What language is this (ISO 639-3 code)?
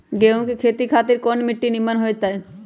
mag